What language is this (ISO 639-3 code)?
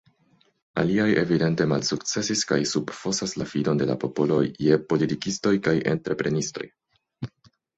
epo